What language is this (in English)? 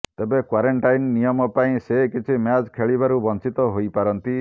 Odia